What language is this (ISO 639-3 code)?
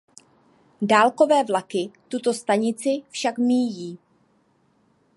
ces